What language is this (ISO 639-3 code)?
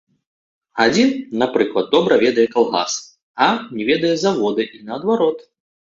bel